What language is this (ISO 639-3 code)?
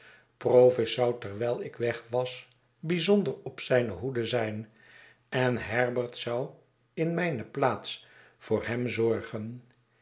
nld